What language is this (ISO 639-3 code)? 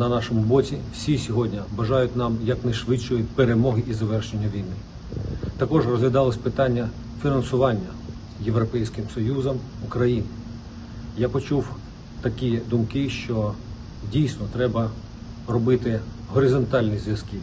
ukr